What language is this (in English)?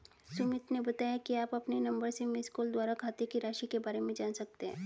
Hindi